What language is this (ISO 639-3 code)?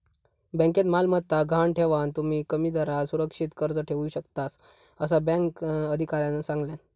mar